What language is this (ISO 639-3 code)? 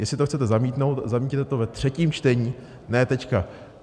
ces